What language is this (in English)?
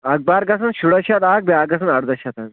Kashmiri